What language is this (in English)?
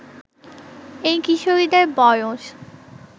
Bangla